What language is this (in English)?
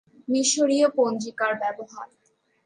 Bangla